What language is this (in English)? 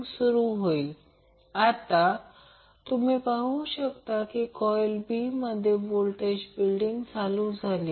Marathi